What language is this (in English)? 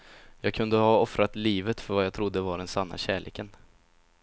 Swedish